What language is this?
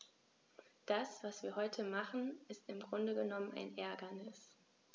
German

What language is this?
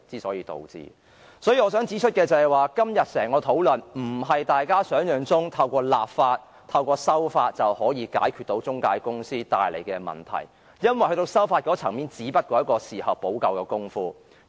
Cantonese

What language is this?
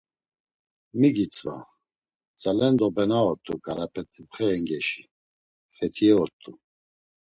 Laz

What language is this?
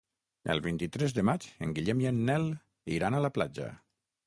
Catalan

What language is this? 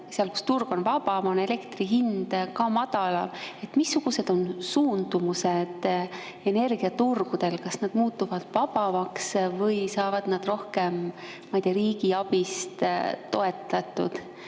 Estonian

